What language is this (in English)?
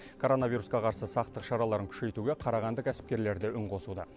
Kazakh